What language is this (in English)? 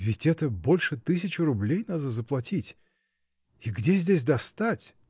Russian